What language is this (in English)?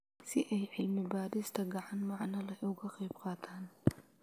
Somali